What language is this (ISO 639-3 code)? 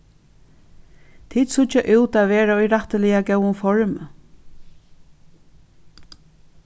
fao